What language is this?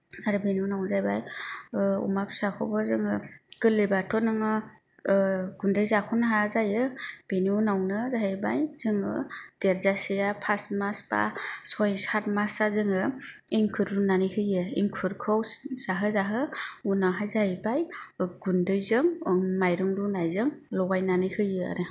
Bodo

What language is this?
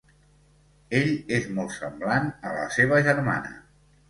Catalan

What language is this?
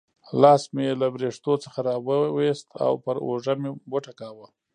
Pashto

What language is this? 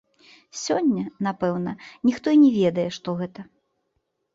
Belarusian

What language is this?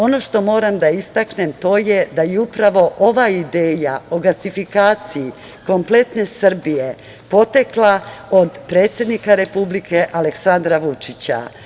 Serbian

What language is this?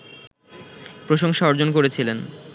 Bangla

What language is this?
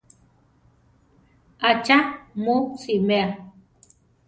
Central Tarahumara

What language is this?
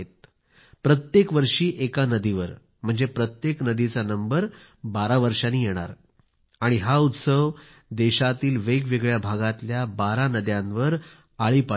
Marathi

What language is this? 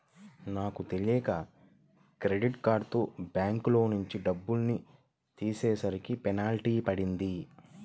Telugu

